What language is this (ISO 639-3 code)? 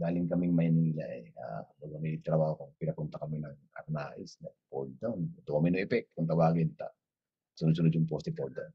fil